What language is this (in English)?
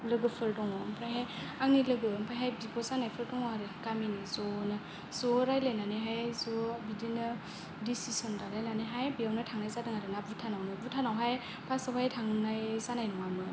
Bodo